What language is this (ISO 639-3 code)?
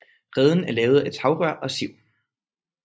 dan